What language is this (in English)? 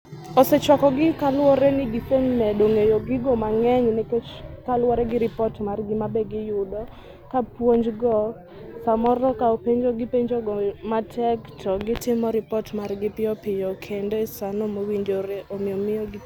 Luo (Kenya and Tanzania)